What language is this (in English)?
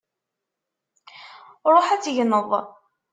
Kabyle